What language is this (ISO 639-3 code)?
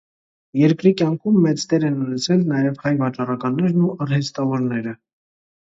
hye